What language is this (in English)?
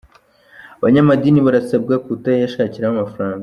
Kinyarwanda